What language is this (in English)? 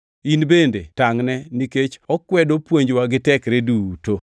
Luo (Kenya and Tanzania)